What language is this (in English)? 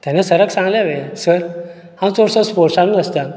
Konkani